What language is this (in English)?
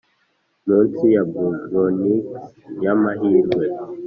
Kinyarwanda